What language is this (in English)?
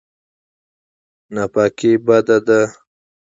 Pashto